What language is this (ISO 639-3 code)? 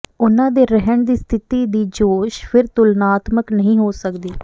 pan